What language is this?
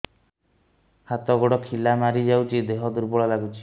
Odia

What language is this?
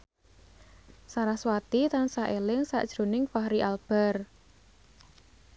Javanese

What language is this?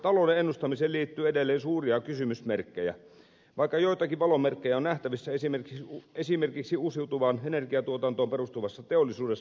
Finnish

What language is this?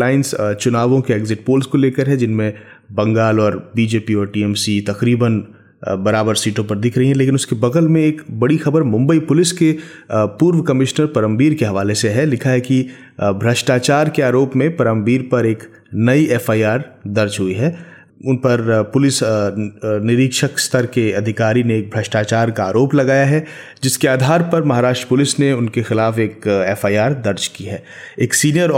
Hindi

